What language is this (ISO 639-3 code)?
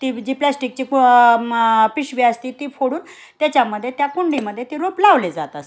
mar